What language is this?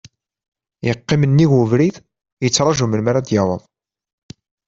Kabyle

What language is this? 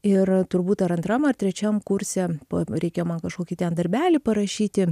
Lithuanian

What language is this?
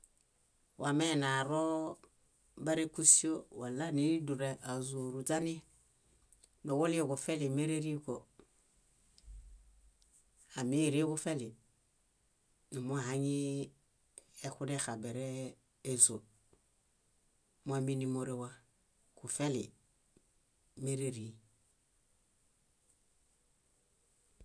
Bayot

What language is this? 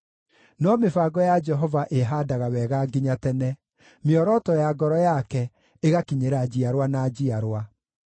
Kikuyu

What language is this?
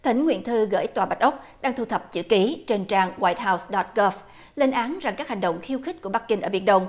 Vietnamese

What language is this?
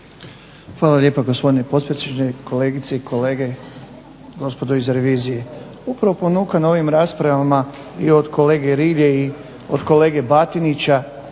Croatian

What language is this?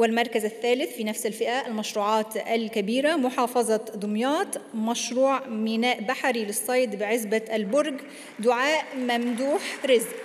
Arabic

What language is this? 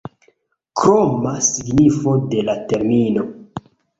Esperanto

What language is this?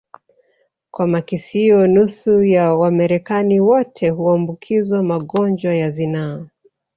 Swahili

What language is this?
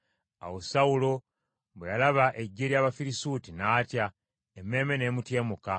Ganda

